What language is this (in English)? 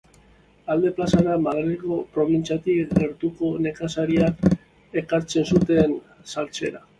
Basque